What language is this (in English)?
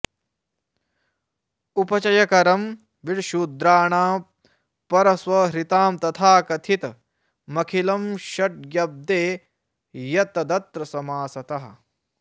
Sanskrit